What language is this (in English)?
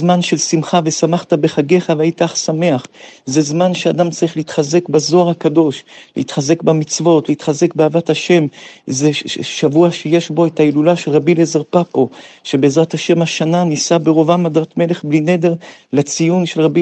Hebrew